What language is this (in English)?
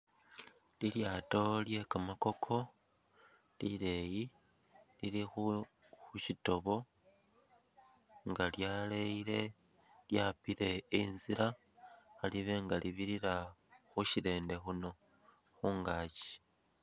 Masaaba